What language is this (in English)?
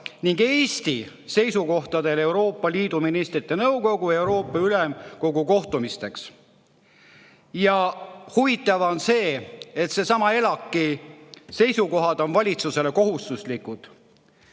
Estonian